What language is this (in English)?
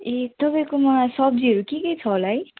Nepali